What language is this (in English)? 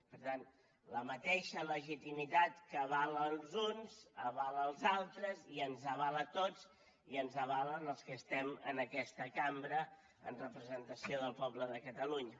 Catalan